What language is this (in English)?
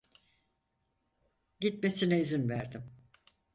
Turkish